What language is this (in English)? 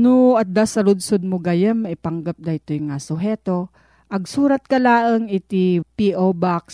Filipino